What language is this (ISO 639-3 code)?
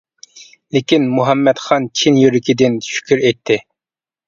uig